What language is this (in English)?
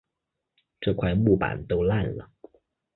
Chinese